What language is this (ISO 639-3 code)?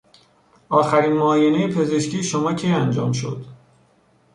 fas